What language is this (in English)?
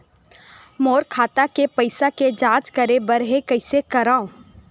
Chhattisgarhi